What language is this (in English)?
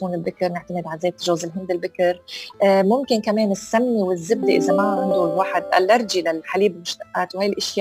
Arabic